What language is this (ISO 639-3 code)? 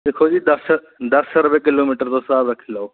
doi